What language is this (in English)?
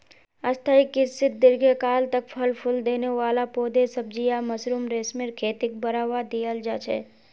Magahi